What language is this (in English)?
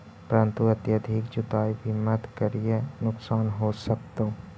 Magahi